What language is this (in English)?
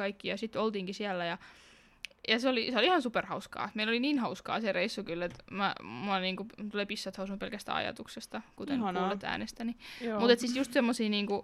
Finnish